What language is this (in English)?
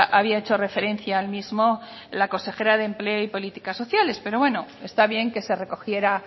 Spanish